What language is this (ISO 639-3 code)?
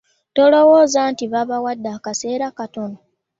lug